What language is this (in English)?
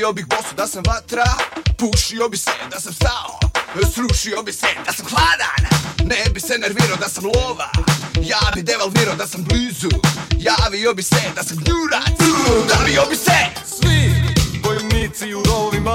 English